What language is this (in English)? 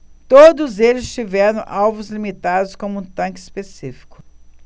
Portuguese